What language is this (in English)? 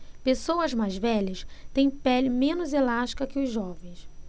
Portuguese